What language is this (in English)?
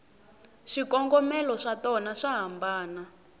Tsonga